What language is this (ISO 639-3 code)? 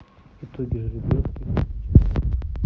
rus